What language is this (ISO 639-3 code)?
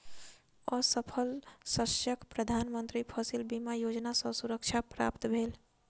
mai